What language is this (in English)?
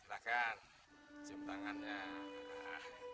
Indonesian